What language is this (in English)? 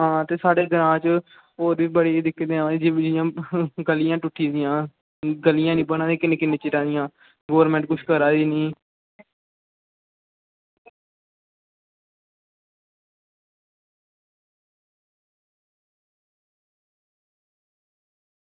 Dogri